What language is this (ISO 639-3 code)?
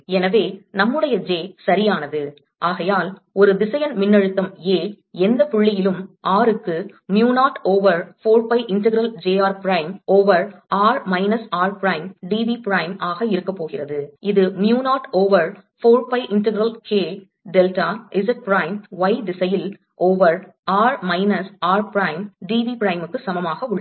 tam